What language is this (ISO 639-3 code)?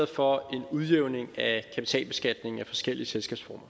dan